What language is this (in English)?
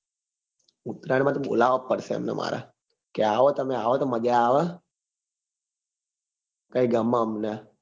Gujarati